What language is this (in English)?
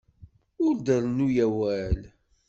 Kabyle